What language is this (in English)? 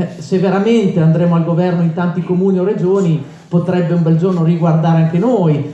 Italian